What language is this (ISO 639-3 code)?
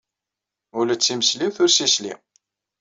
kab